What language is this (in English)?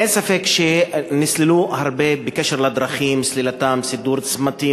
Hebrew